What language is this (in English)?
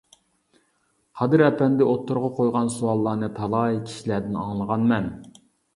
Uyghur